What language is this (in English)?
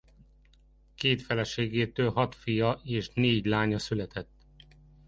Hungarian